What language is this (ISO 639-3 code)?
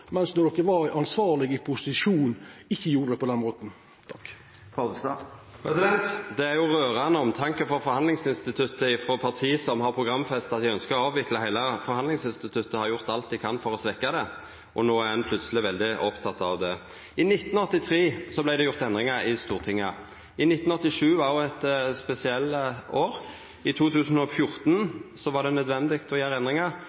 nno